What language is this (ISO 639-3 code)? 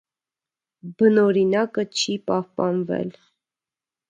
hye